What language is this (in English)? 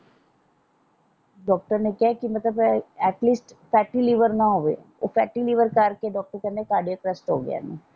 Punjabi